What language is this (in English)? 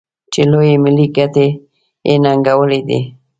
Pashto